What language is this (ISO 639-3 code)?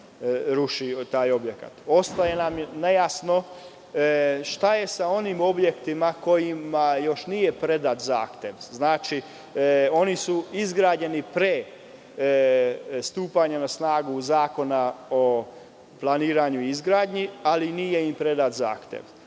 srp